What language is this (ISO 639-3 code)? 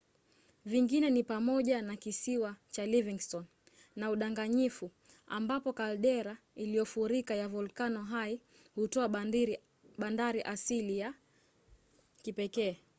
swa